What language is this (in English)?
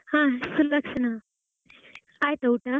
Kannada